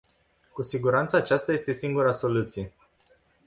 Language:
Romanian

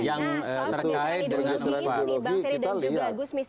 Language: Indonesian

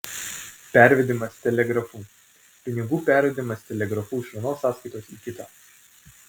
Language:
Lithuanian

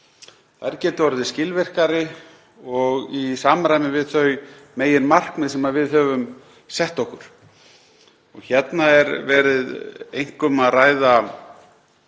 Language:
Icelandic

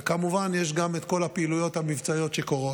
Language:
Hebrew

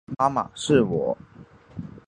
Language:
Chinese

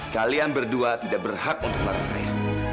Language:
Indonesian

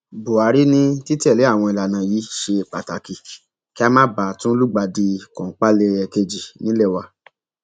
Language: Yoruba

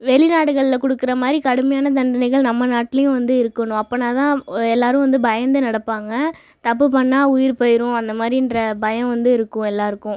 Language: Tamil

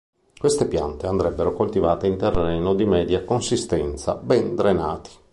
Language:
Italian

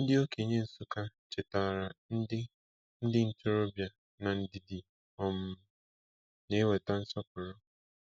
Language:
Igbo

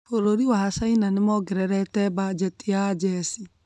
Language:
Kikuyu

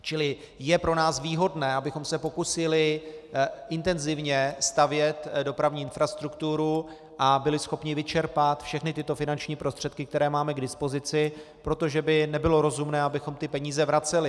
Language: Czech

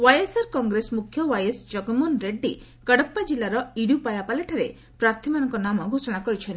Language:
Odia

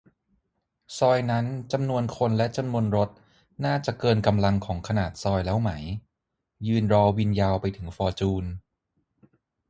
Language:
Thai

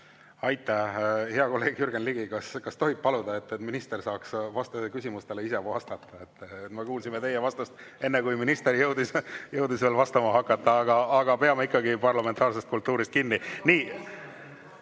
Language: Estonian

